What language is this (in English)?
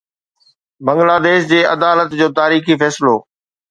Sindhi